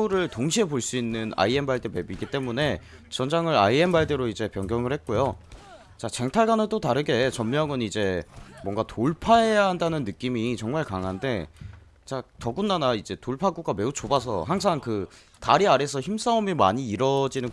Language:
Korean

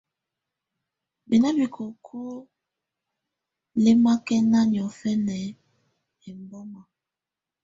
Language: Tunen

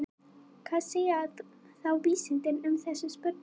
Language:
Icelandic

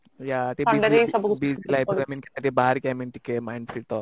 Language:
Odia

